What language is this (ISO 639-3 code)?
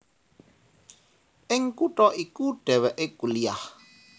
jav